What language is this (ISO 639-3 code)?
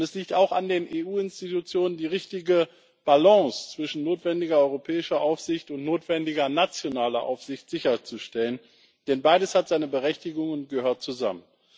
deu